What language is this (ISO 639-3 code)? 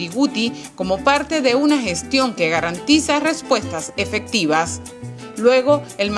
spa